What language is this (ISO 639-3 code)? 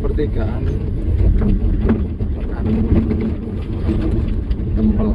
ind